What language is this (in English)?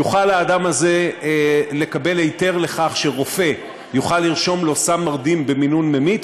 Hebrew